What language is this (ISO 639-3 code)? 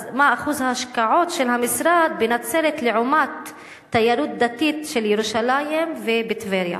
heb